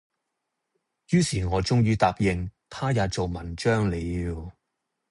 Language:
Cantonese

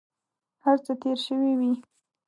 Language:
Pashto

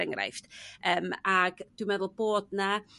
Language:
Welsh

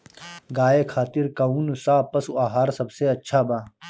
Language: Bhojpuri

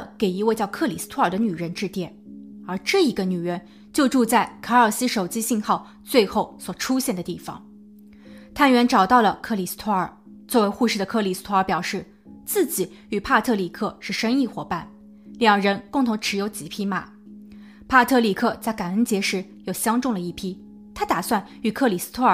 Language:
Chinese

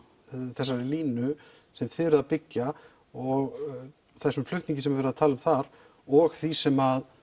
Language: Icelandic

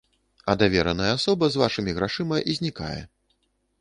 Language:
Belarusian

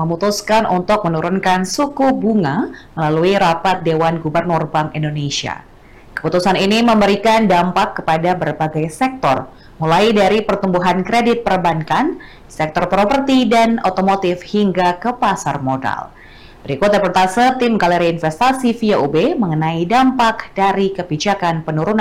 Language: Indonesian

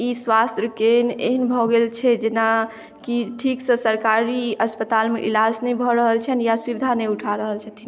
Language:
Maithili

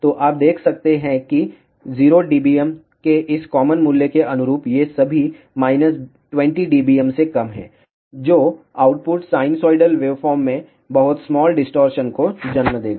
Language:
Hindi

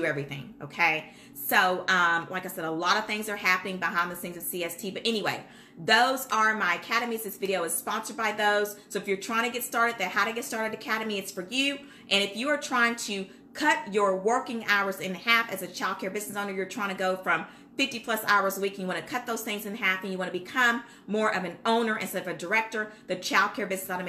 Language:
English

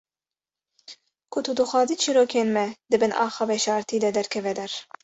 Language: Kurdish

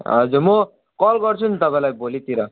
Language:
Nepali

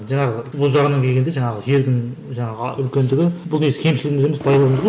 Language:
Kazakh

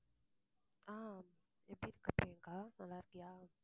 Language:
Tamil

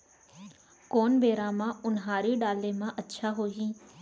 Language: Chhattisgarhi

